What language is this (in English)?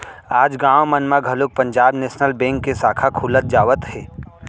Chhattisgarhi